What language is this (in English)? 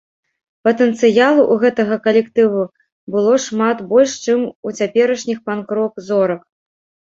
Belarusian